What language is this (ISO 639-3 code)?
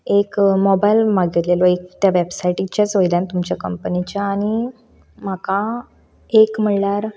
kok